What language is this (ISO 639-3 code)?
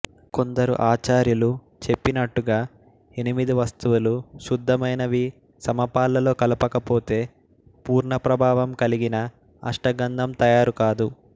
tel